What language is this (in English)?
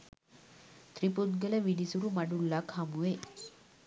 Sinhala